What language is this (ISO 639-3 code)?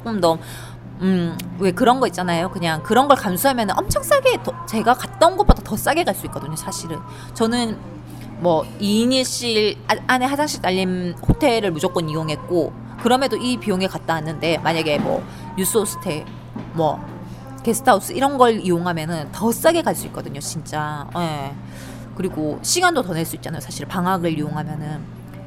kor